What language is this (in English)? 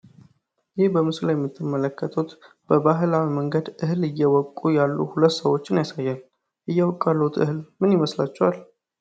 Amharic